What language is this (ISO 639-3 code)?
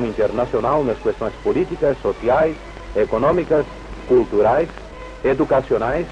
por